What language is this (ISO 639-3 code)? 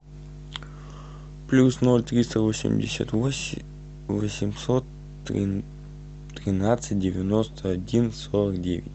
rus